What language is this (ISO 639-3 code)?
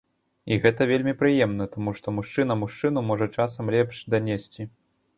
bel